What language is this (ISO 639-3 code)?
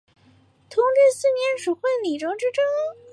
zho